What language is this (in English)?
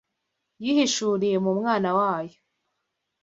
Kinyarwanda